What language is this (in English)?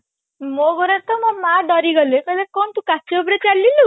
Odia